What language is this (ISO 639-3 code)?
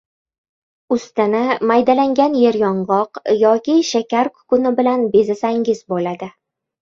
uzb